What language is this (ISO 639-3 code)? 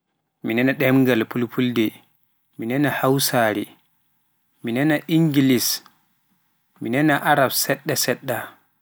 fuf